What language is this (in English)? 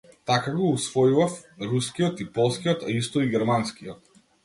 Macedonian